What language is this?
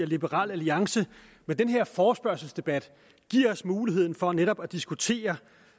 Danish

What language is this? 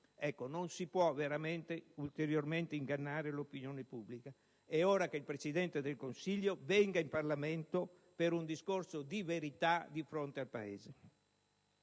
Italian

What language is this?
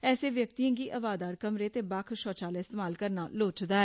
Dogri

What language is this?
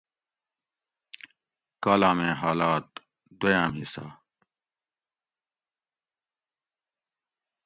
Gawri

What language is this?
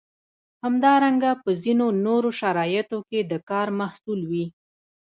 Pashto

